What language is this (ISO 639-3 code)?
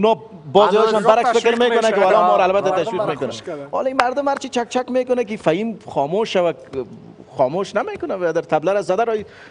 fas